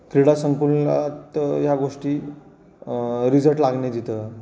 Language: Marathi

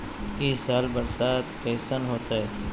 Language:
Magahi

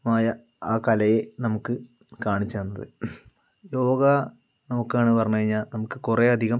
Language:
Malayalam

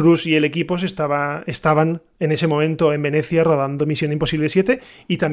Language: Spanish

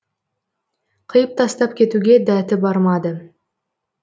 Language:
Kazakh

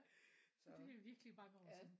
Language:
Danish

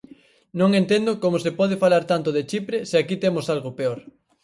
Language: Galician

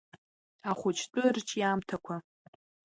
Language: Abkhazian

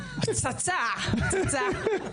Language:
Hebrew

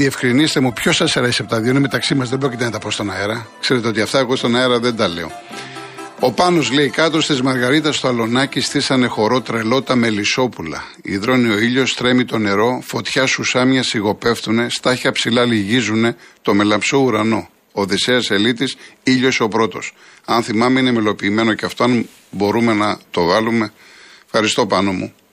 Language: Greek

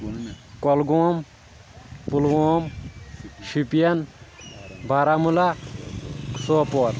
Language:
Kashmiri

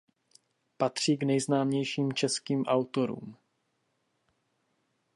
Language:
Czech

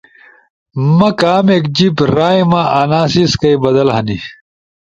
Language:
Ushojo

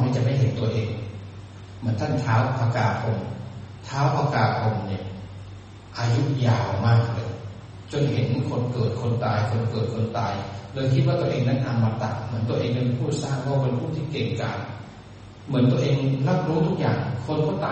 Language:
Thai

